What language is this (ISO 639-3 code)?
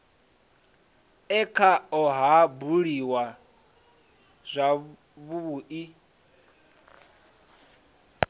ven